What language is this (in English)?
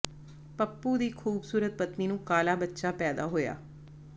Punjabi